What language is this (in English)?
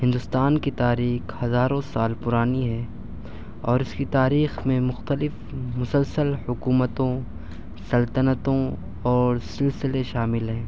Urdu